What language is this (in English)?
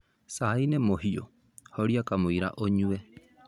Kikuyu